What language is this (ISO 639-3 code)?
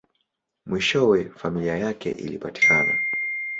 swa